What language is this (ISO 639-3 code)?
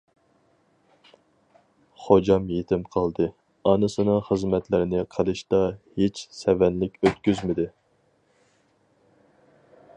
uig